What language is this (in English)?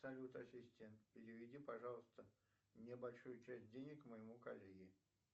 Russian